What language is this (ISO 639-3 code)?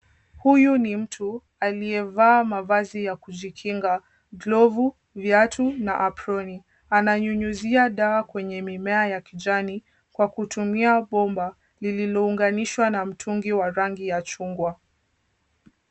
swa